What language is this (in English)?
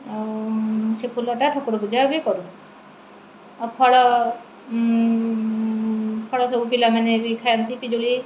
Odia